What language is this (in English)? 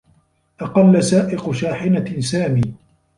Arabic